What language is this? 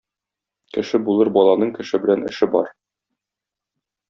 Tatar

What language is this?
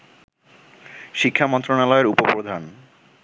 Bangla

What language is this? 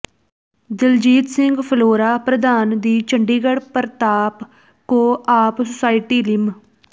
Punjabi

